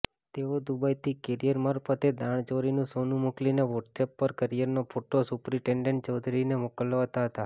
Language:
Gujarati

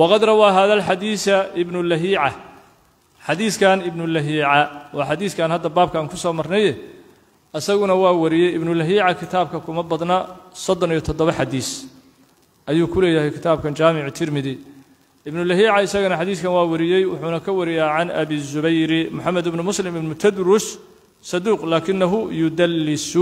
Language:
Arabic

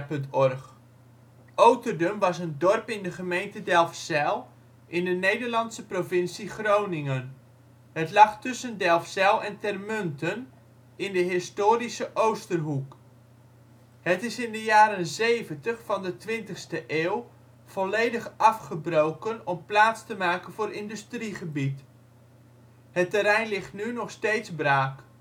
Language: Dutch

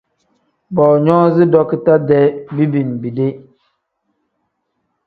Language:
Tem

